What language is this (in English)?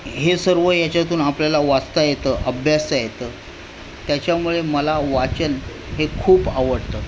Marathi